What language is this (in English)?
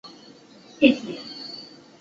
Chinese